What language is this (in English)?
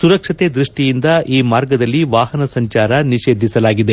Kannada